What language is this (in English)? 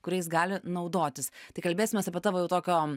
Lithuanian